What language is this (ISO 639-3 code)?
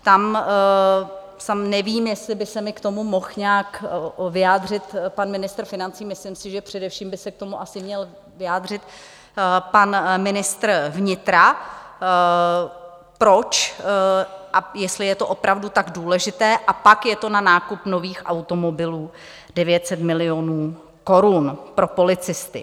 ces